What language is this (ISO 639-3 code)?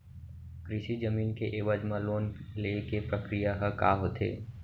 hne